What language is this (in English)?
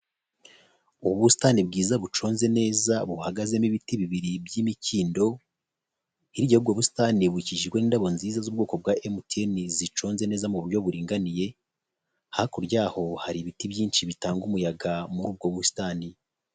Kinyarwanda